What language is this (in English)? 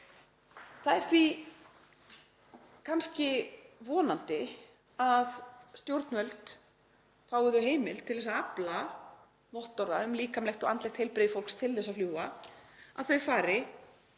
Icelandic